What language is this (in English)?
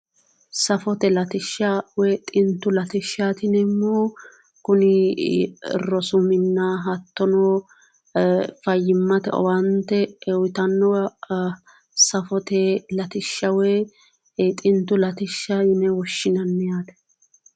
Sidamo